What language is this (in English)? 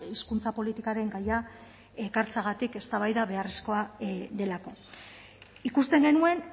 Basque